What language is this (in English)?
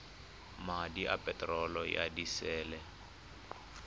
Tswana